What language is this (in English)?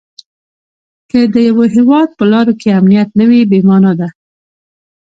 Pashto